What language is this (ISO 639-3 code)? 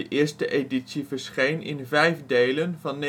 nld